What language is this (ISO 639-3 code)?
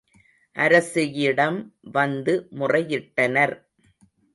tam